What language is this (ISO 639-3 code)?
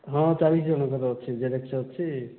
ori